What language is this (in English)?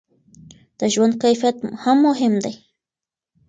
Pashto